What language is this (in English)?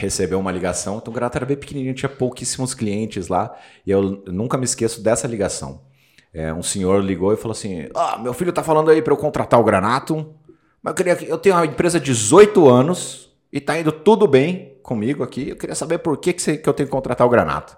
Portuguese